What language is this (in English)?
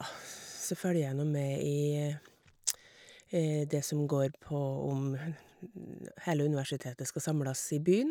Norwegian